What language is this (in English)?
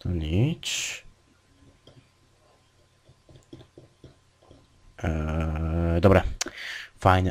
Slovak